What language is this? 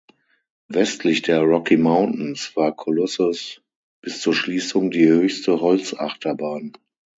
German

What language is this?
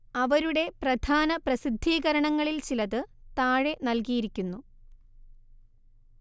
Malayalam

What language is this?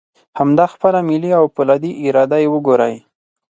Pashto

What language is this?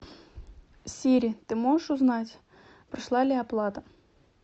Russian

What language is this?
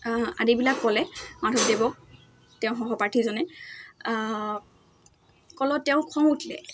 Assamese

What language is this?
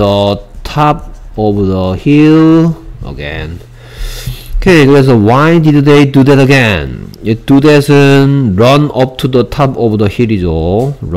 Korean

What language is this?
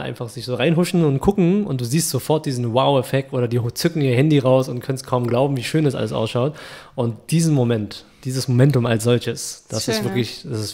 German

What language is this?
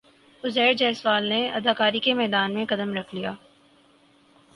Urdu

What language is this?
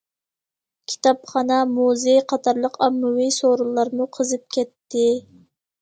Uyghur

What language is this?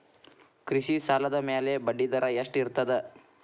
Kannada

